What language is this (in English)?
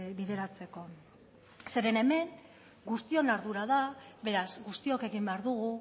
Basque